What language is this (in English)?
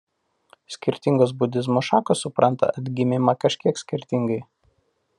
Lithuanian